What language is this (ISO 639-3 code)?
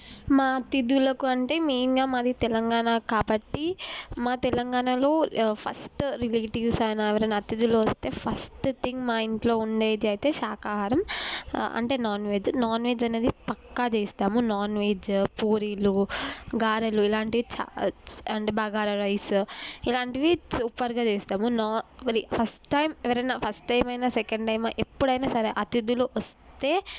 tel